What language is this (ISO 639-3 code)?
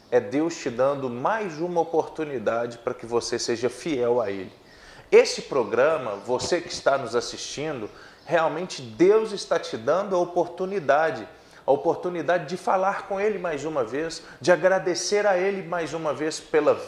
por